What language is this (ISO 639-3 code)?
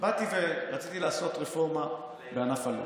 heb